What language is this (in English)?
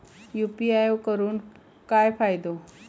Marathi